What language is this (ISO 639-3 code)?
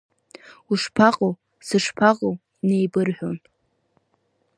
abk